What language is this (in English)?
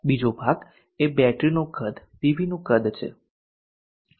Gujarati